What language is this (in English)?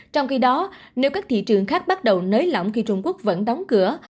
Vietnamese